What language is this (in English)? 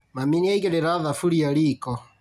Kikuyu